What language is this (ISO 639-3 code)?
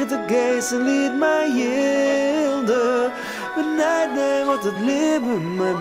nld